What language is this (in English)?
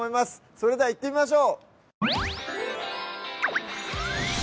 Japanese